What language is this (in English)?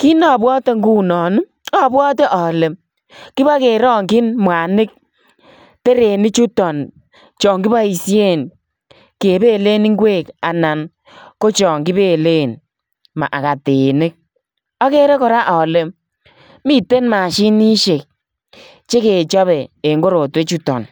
Kalenjin